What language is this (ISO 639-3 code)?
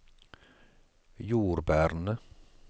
nor